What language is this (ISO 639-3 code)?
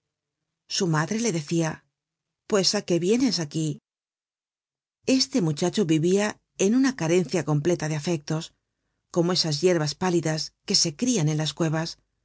spa